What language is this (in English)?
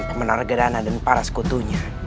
Indonesian